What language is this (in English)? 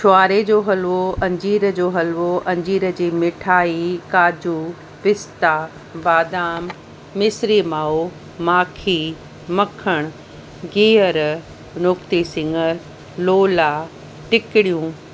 Sindhi